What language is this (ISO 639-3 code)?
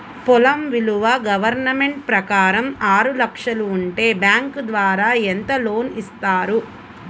tel